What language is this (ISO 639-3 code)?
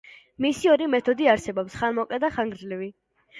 kat